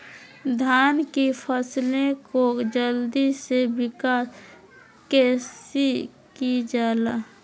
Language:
Magahi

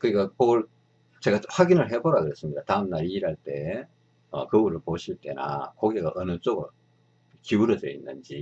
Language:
Korean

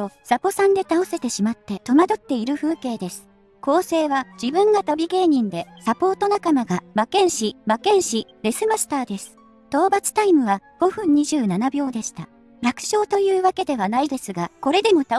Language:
Japanese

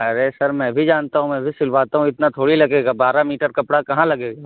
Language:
Urdu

